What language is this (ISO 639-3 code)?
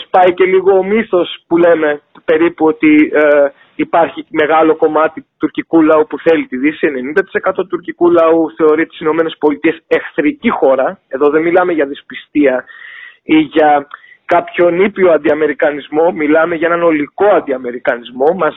ell